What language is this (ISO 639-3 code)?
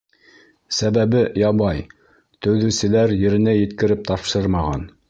bak